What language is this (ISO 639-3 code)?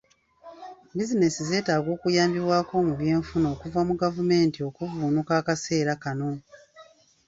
lug